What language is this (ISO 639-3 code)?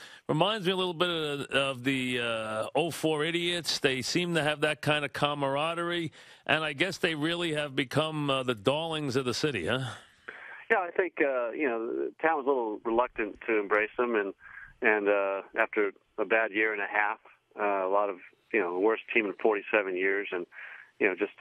eng